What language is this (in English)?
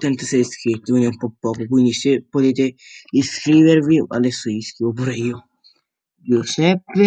Italian